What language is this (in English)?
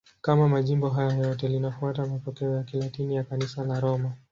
Swahili